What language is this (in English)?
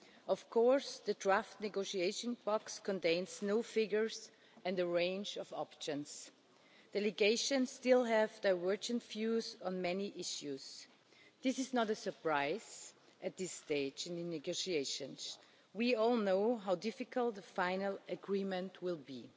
English